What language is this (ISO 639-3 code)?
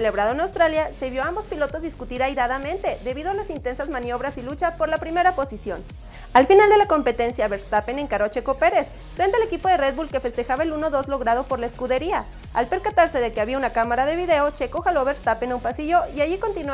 spa